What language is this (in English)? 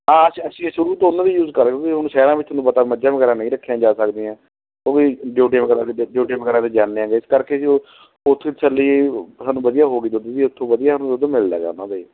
Punjabi